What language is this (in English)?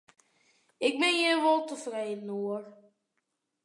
Western Frisian